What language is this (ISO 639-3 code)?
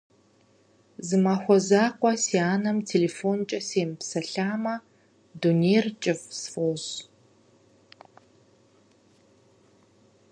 kbd